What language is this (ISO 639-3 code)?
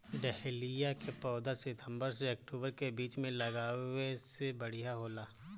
bho